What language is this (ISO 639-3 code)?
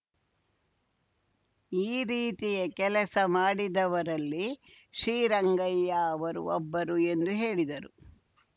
kan